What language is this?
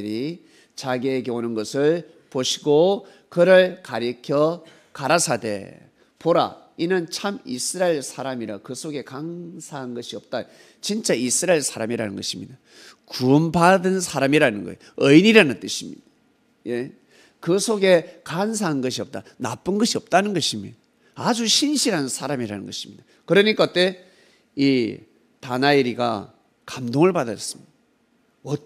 Korean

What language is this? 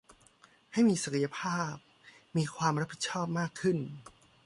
Thai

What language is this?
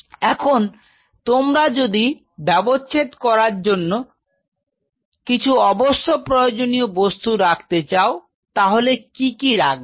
Bangla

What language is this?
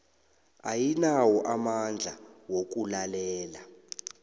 South Ndebele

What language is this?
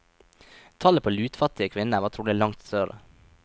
Norwegian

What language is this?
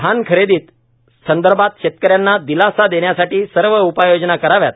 Marathi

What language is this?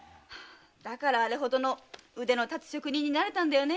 Japanese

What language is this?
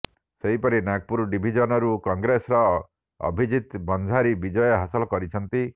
Odia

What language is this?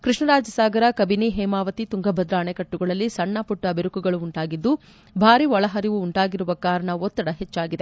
Kannada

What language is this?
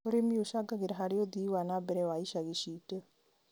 Kikuyu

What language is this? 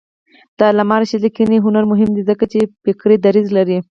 Pashto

